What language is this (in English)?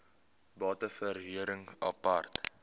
Afrikaans